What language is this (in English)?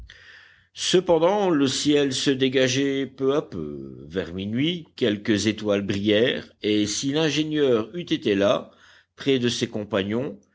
French